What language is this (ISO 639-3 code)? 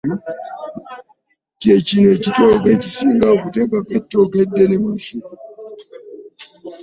lug